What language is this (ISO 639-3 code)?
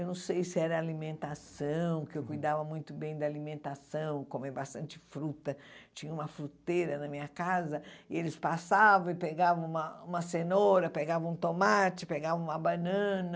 por